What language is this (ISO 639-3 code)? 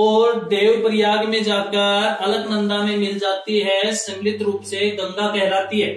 hin